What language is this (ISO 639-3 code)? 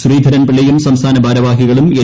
mal